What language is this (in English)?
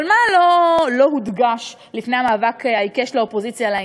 Hebrew